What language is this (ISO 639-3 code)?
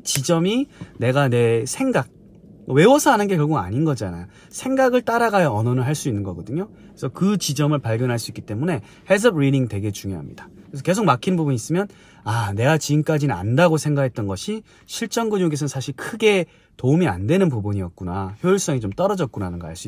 kor